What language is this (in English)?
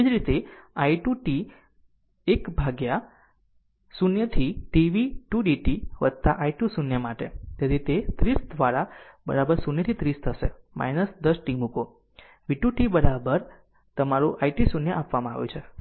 Gujarati